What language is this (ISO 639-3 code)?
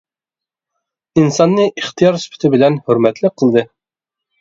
uig